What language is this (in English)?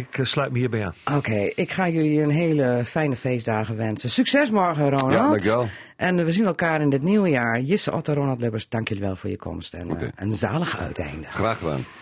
Dutch